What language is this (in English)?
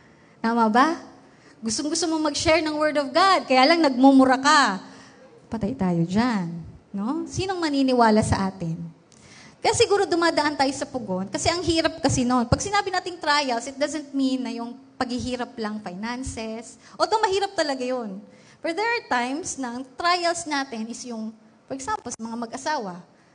Filipino